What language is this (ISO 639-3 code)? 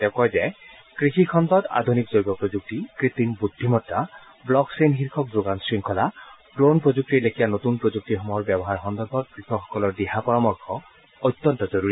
asm